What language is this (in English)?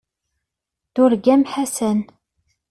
Kabyle